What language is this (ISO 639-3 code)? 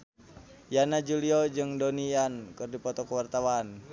sun